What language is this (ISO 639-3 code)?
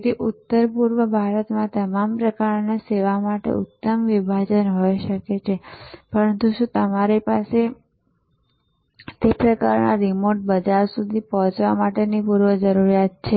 guj